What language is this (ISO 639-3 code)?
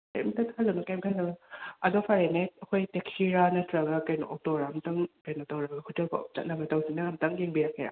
mni